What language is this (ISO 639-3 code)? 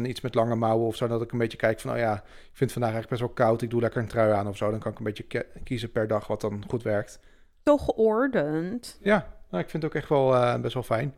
nld